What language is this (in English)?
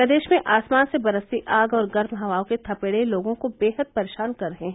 Hindi